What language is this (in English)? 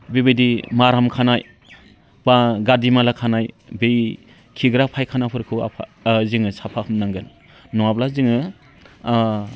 Bodo